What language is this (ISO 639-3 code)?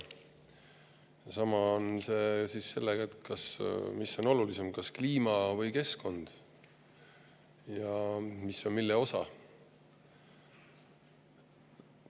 est